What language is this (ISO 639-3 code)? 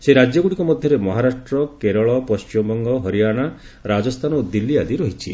ori